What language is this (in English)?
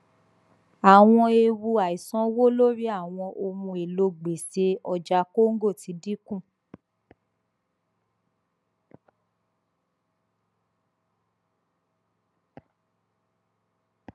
Yoruba